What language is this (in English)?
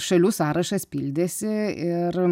Lithuanian